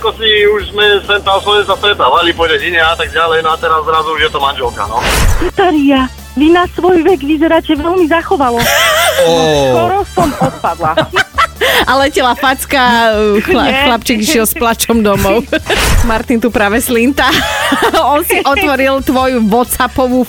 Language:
Slovak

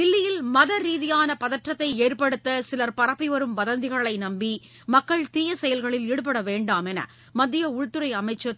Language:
Tamil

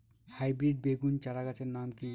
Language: Bangla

